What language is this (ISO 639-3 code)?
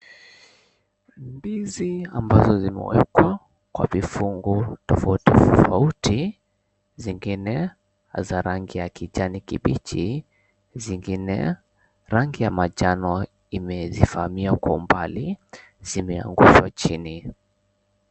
swa